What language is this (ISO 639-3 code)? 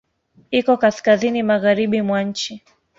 swa